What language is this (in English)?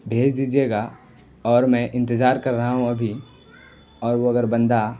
Urdu